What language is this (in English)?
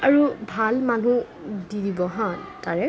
Assamese